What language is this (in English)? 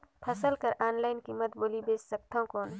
Chhattisgarhi